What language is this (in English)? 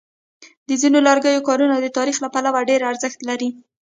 Pashto